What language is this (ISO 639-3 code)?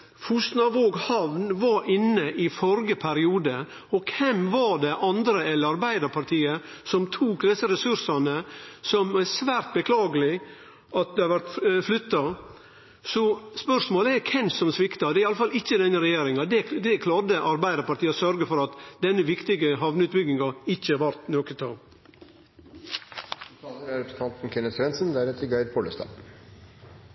nno